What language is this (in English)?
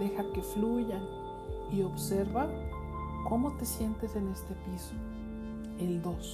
Spanish